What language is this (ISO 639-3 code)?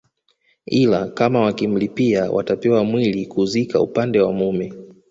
swa